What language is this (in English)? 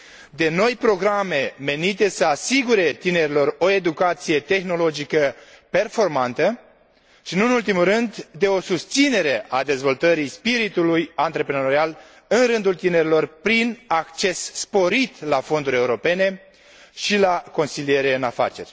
Romanian